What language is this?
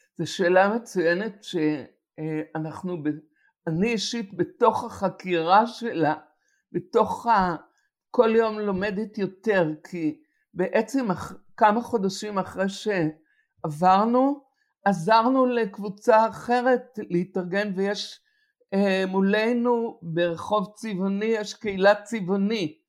Hebrew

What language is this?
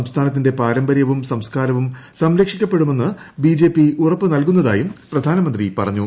Malayalam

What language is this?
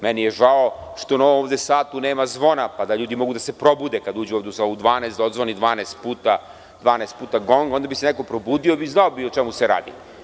Serbian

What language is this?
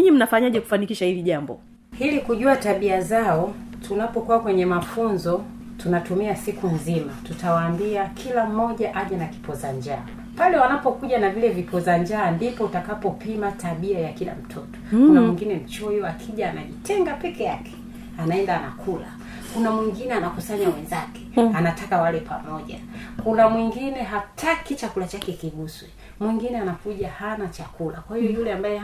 Swahili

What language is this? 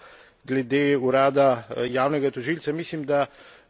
Slovenian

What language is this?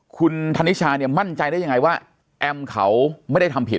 Thai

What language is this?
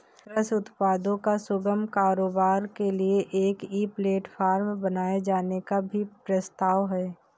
Hindi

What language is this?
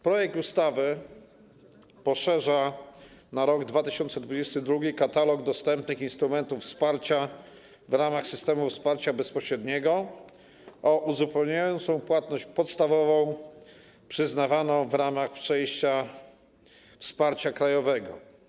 Polish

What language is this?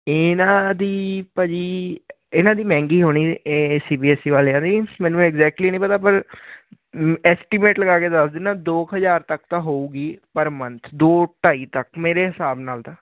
Punjabi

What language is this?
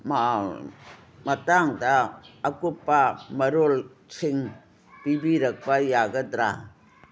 Manipuri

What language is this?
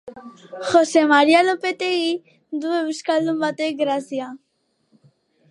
Basque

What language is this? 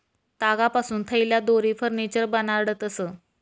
Marathi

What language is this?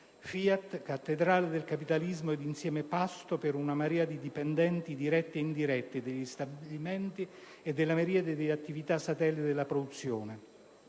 Italian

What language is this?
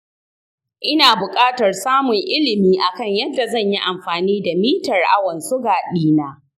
Hausa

